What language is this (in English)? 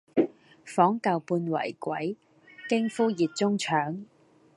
Cantonese